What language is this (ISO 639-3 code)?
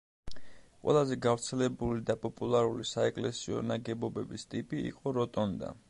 kat